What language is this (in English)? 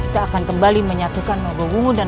Indonesian